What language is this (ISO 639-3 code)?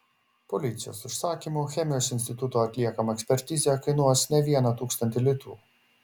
lit